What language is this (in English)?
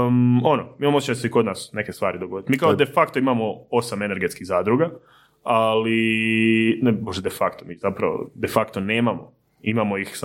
Croatian